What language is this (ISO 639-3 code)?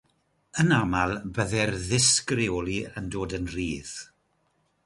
cym